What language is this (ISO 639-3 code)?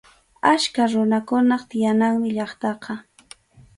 qxu